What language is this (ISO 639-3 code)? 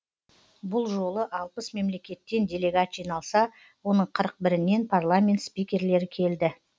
kaz